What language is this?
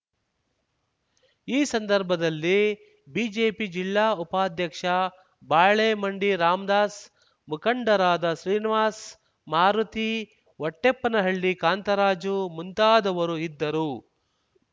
Kannada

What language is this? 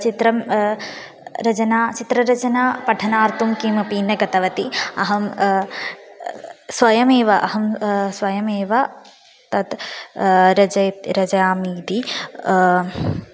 Sanskrit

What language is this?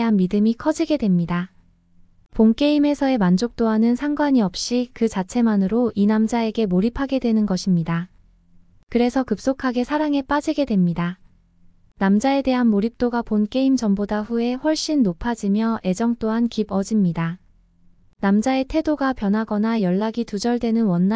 Korean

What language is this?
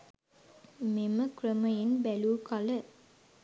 Sinhala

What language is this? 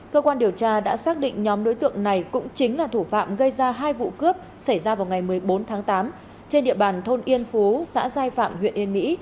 Vietnamese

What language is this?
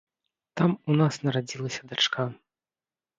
Belarusian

